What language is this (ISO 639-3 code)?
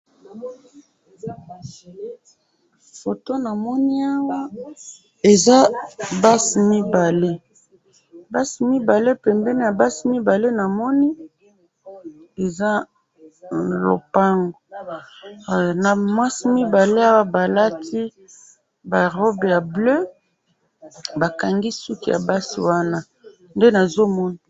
lin